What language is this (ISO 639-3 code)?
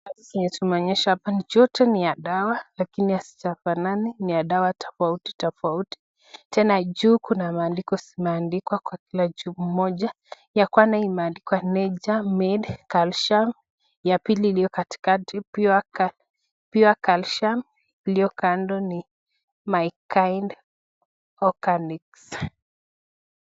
swa